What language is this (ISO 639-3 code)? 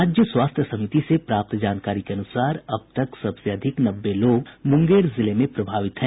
hin